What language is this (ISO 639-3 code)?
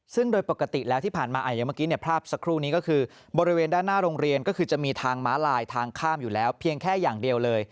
tha